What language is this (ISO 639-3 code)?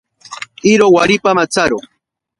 prq